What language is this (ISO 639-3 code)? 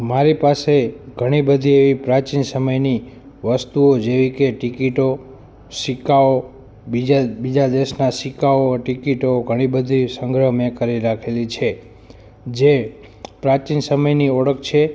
guj